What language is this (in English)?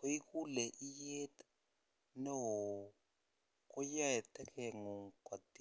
Kalenjin